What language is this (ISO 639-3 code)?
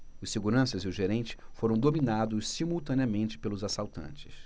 por